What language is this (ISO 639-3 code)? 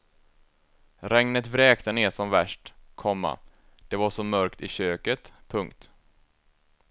swe